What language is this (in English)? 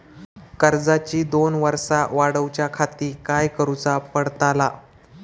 Marathi